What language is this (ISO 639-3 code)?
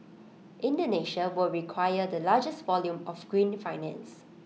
eng